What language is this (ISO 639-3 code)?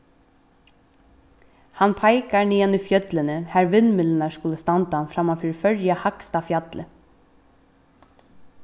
fao